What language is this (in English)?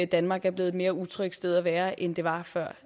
Danish